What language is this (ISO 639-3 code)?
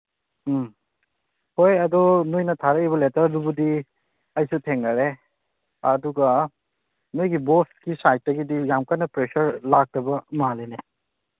mni